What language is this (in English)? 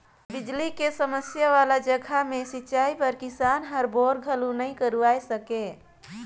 Chhattisgarhi